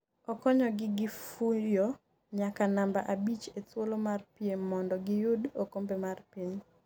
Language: Luo (Kenya and Tanzania)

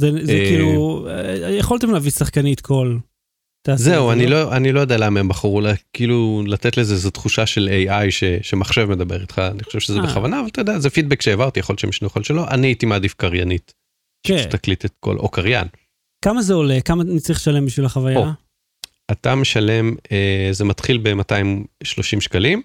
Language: Hebrew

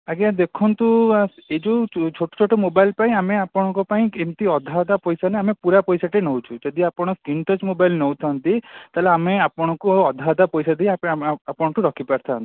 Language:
Odia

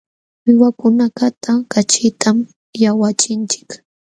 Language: Jauja Wanca Quechua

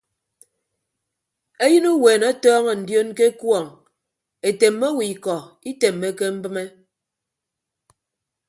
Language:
Ibibio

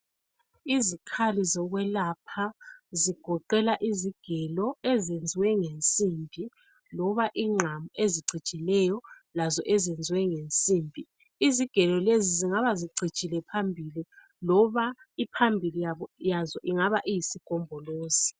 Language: North Ndebele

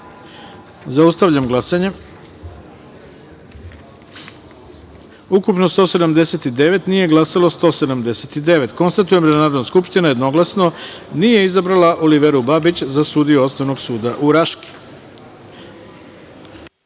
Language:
Serbian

